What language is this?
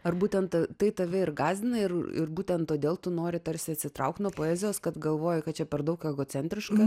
Lithuanian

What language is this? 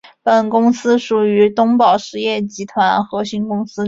Chinese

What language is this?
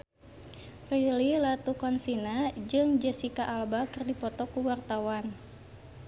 Sundanese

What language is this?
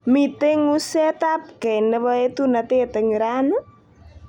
Kalenjin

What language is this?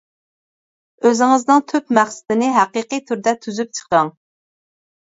Uyghur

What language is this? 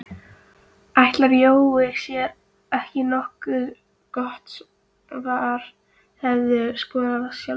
Icelandic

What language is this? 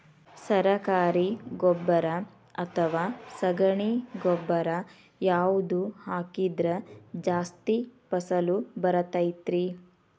Kannada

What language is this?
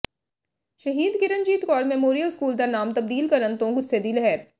Punjabi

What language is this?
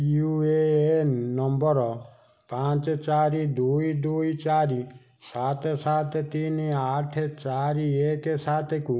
Odia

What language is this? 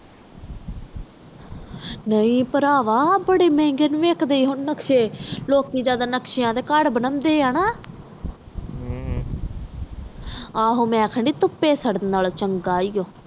Punjabi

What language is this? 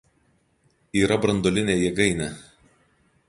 Lithuanian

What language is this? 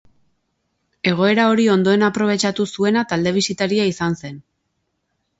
Basque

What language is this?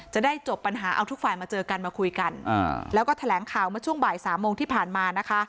Thai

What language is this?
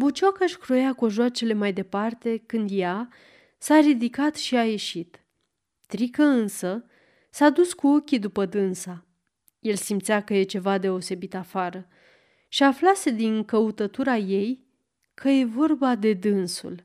Romanian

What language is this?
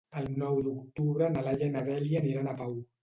Catalan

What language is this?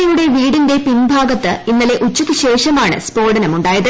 Malayalam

